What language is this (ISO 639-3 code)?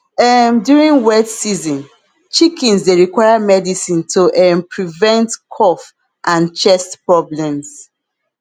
pcm